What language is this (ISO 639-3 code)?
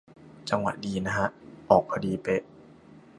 tha